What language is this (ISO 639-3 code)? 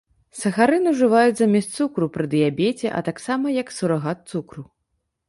bel